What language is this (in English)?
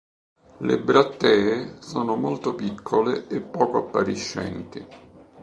Italian